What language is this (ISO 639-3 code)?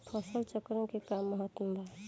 bho